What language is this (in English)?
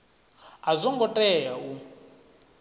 Venda